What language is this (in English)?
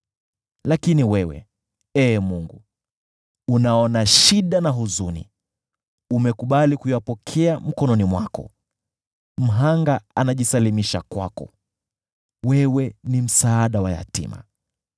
Swahili